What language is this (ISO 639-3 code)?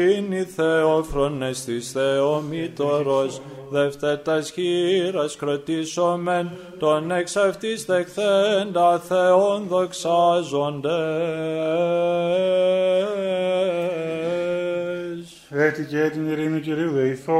ell